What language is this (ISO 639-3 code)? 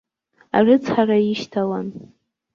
abk